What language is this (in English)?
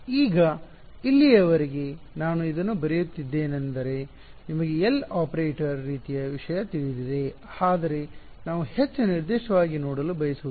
Kannada